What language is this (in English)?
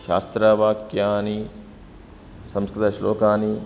Sanskrit